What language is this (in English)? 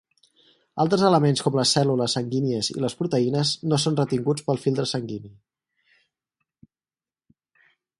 Catalan